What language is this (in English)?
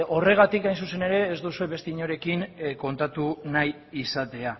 Basque